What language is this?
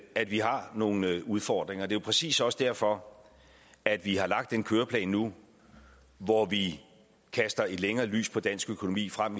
Danish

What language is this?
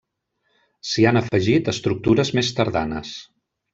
Catalan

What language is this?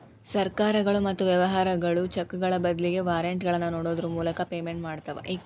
Kannada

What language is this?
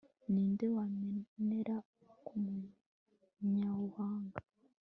Kinyarwanda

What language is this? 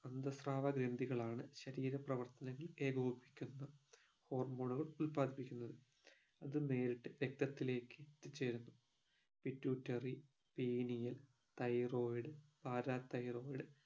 Malayalam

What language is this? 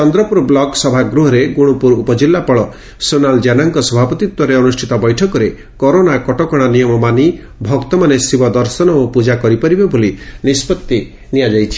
Odia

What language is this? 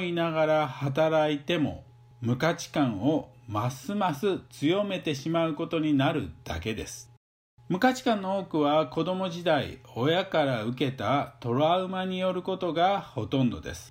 Japanese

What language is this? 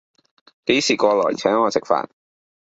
Cantonese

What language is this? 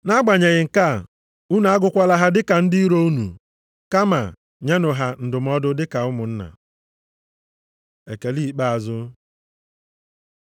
Igbo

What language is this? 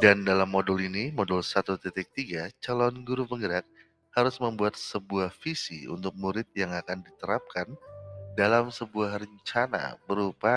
Indonesian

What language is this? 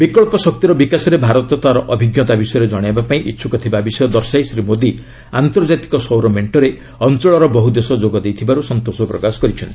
Odia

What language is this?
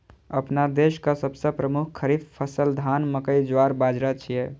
Maithili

